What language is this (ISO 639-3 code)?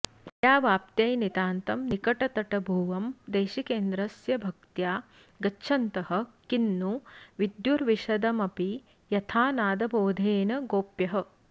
san